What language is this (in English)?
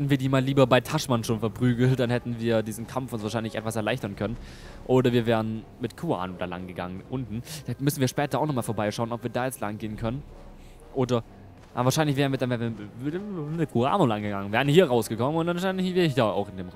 German